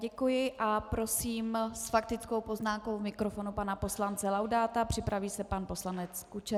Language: Czech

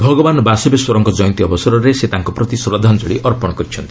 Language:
Odia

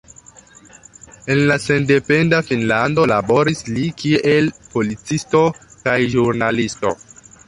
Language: Esperanto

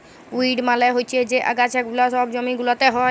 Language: Bangla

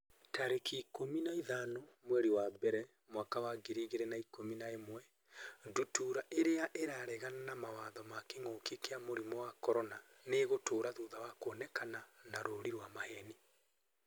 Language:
Kikuyu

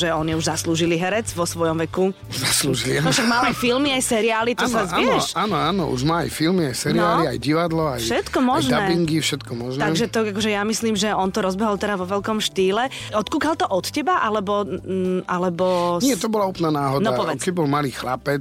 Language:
Slovak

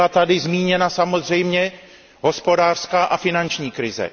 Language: Czech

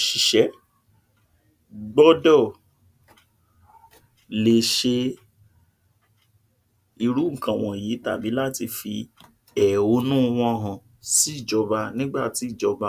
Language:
Yoruba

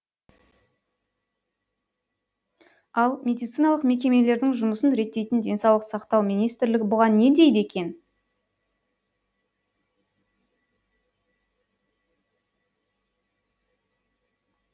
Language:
Kazakh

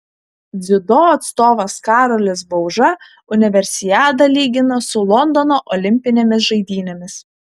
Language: Lithuanian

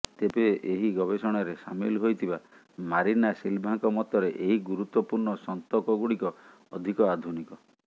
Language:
Odia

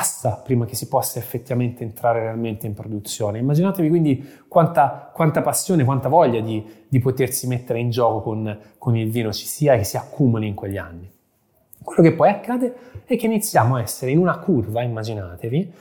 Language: Italian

